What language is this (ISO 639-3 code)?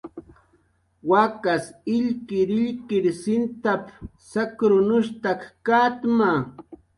jqr